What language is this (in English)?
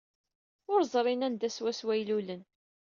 Kabyle